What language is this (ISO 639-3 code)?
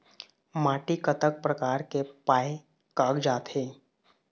hne